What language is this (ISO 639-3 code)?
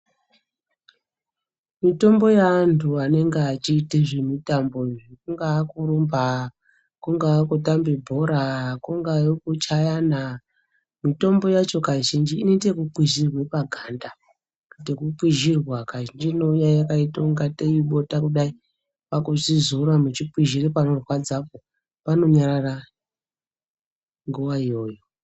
ndc